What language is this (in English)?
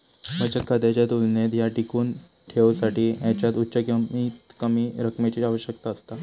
Marathi